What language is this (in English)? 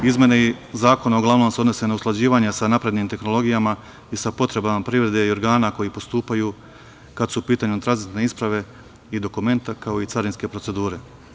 Serbian